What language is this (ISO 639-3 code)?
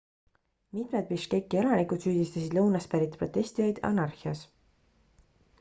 est